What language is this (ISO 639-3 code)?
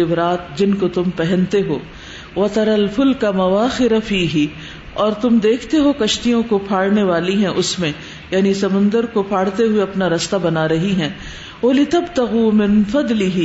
urd